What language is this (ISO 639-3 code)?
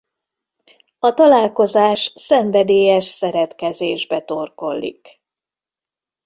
hun